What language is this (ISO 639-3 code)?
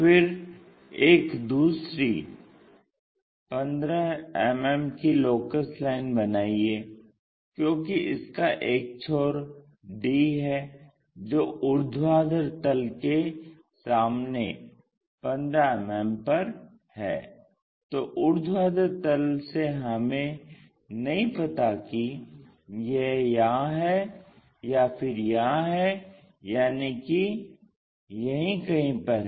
hin